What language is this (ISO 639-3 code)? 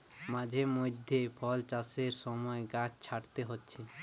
ben